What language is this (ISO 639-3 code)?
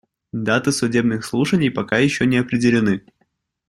rus